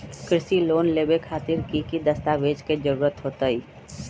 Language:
Magahi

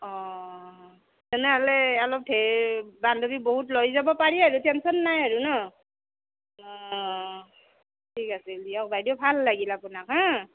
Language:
Assamese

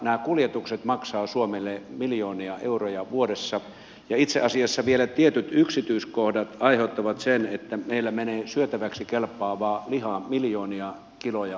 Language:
Finnish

